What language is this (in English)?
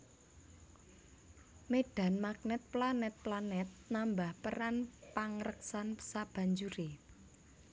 Javanese